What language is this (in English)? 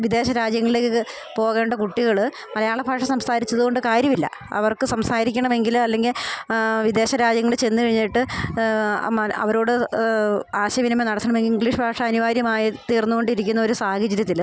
Malayalam